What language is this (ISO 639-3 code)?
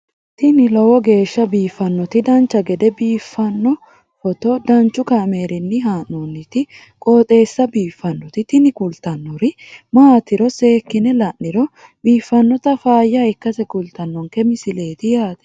sid